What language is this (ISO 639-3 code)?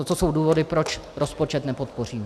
ces